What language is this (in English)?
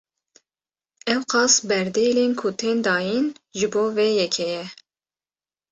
Kurdish